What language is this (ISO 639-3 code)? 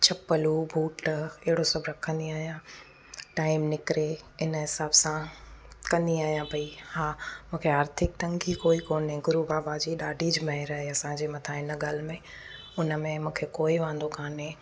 snd